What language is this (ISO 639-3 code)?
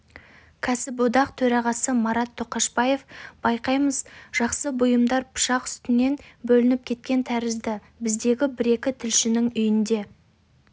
kaz